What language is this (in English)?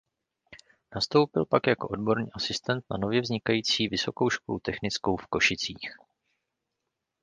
Czech